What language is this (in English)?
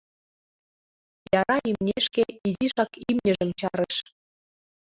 Mari